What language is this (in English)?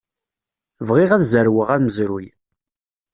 Kabyle